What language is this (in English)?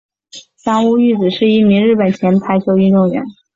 Chinese